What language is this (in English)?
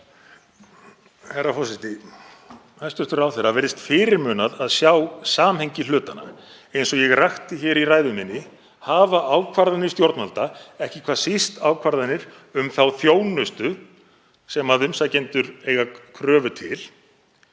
Icelandic